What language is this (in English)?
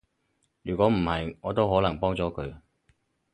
Cantonese